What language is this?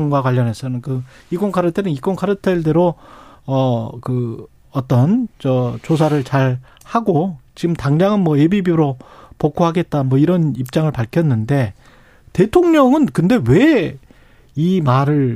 Korean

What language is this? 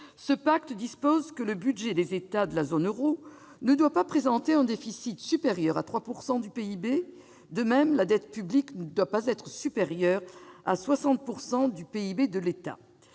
French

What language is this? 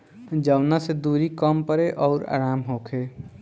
Bhojpuri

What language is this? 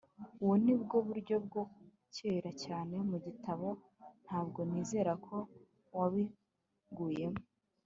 Kinyarwanda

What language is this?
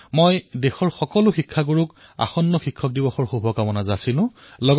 Assamese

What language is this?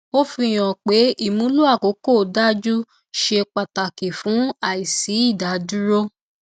Yoruba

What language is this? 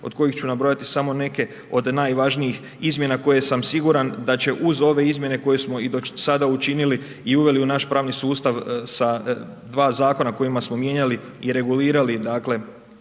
Croatian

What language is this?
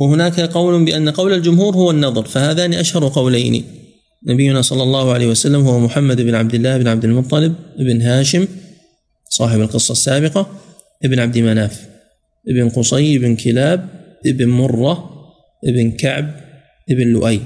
Arabic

